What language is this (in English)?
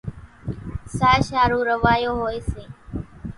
Kachi Koli